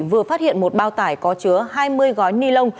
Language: Vietnamese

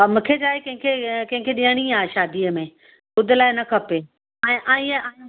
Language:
Sindhi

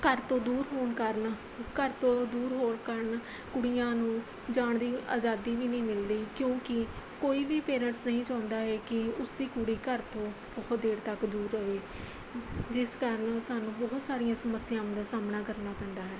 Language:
Punjabi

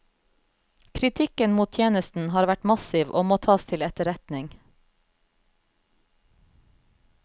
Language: Norwegian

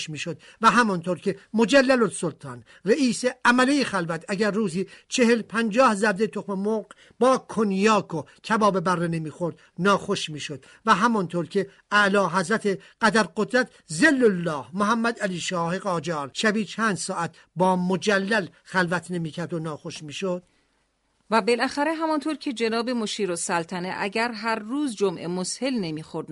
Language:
Persian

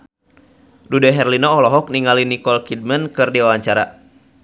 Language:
Sundanese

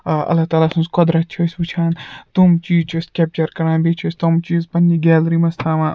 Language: Kashmiri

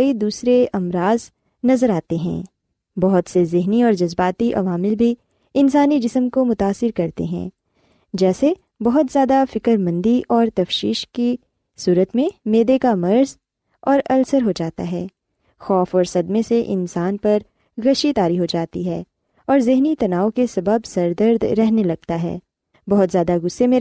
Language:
Urdu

